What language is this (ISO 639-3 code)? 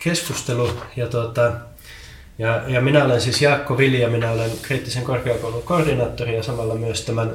fin